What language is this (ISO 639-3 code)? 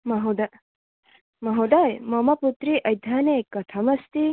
san